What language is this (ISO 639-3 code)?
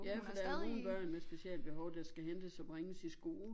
dan